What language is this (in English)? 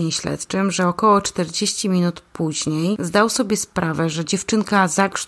Polish